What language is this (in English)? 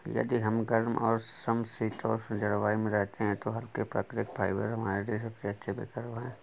Hindi